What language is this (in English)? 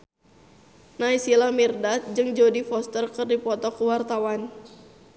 Sundanese